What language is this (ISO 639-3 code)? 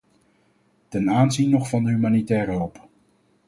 nld